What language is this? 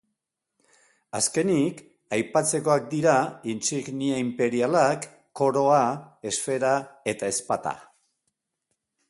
Basque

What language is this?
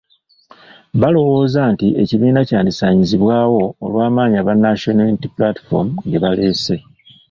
Ganda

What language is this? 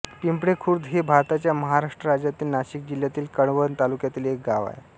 Marathi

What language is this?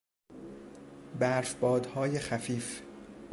Persian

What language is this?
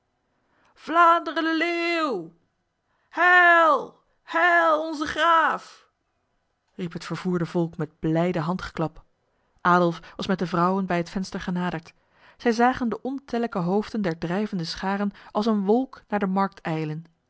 Dutch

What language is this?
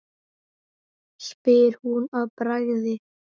Icelandic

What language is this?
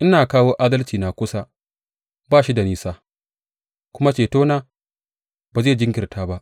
Hausa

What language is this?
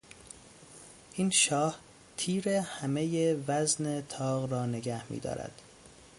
Persian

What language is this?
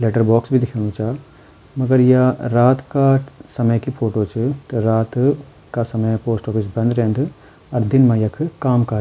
Garhwali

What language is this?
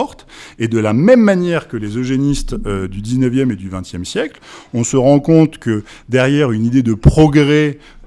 French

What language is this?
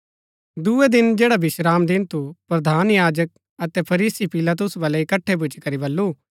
Gaddi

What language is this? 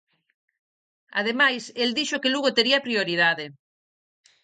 Galician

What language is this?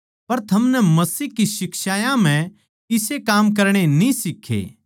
Haryanvi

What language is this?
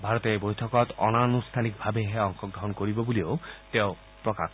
Assamese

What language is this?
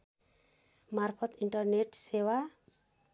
Nepali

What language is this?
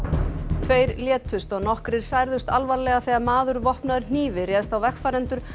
Icelandic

